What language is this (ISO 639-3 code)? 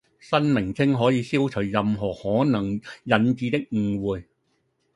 yue